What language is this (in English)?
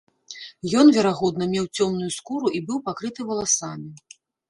Belarusian